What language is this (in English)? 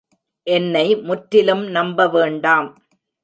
Tamil